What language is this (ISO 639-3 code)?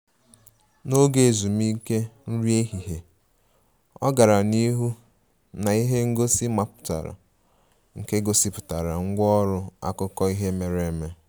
ibo